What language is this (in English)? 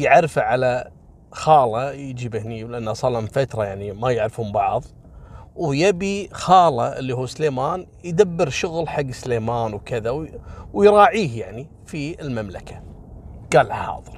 Arabic